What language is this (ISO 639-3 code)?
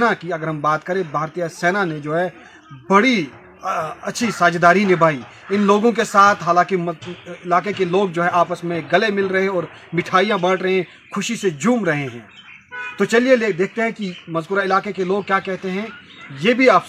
urd